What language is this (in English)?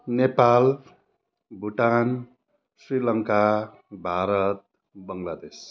Nepali